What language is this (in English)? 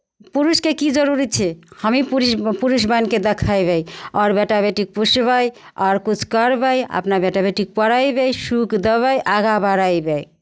Maithili